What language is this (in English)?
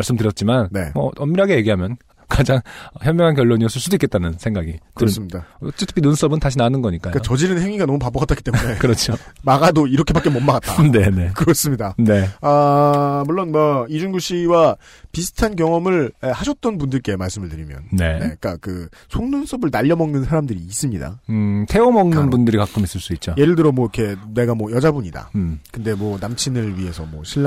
Korean